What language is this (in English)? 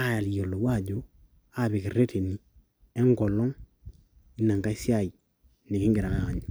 Masai